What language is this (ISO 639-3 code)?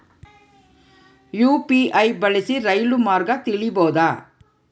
kan